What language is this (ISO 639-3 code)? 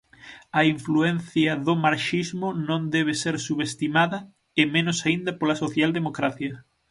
glg